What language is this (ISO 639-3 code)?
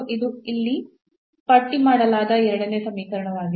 kan